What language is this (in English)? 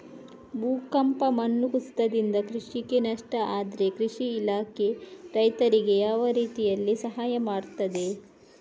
Kannada